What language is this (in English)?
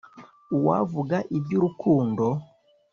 Kinyarwanda